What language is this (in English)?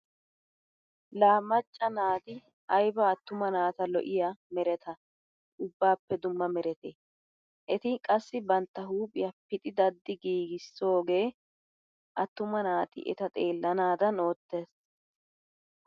Wolaytta